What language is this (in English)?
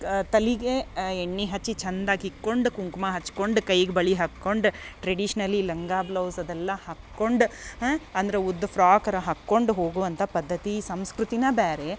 Kannada